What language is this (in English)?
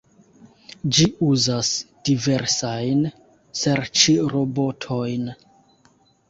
Esperanto